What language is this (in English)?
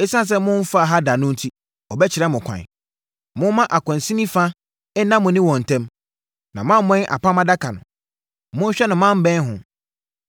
Akan